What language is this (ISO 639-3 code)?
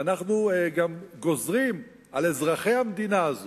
heb